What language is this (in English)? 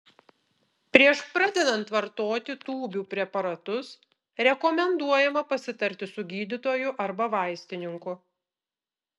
Lithuanian